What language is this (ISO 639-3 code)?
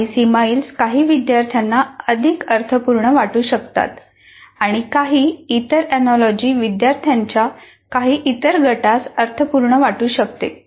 mar